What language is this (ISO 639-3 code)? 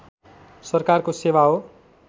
nep